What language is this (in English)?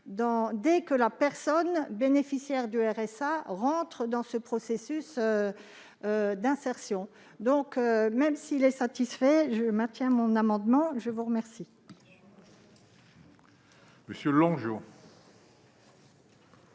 French